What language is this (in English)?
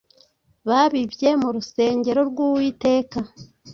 Kinyarwanda